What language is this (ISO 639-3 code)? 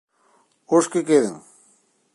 glg